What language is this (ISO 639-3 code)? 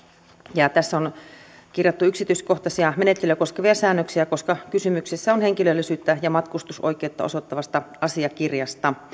fin